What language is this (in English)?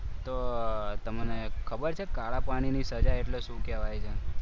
Gujarati